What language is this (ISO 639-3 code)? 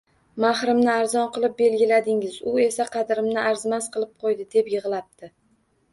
uzb